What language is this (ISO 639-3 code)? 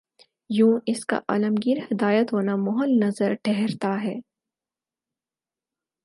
urd